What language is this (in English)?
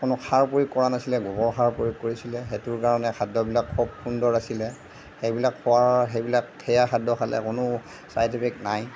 Assamese